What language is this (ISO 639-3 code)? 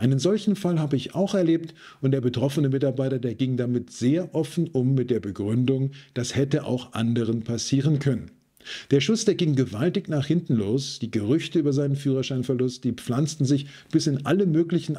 deu